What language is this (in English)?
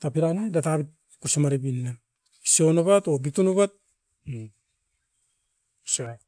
Askopan